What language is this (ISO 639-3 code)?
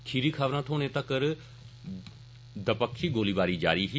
doi